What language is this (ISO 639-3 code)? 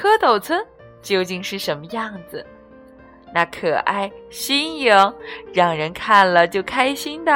zho